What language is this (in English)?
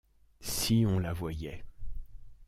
French